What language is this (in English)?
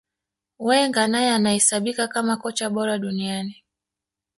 Swahili